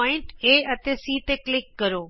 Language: Punjabi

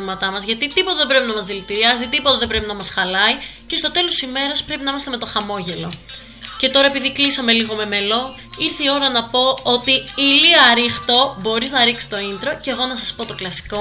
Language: Greek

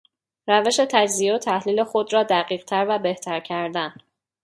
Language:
Persian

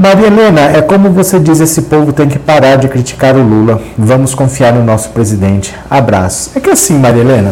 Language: Portuguese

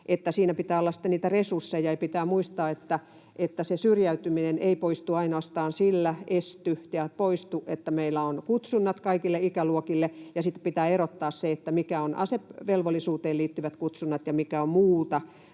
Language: Finnish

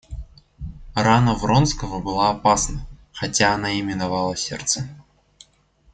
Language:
Russian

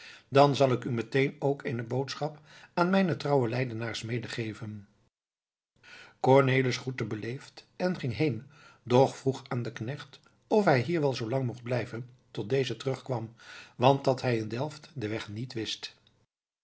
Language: Dutch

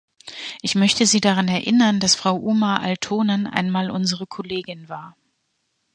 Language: German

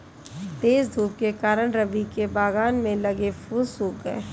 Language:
Hindi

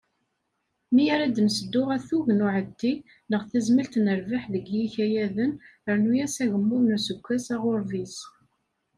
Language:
Kabyle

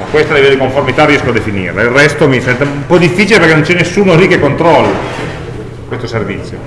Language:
Italian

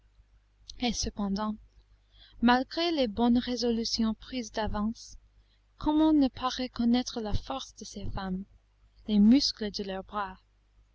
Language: French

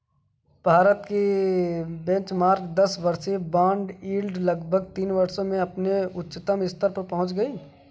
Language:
Hindi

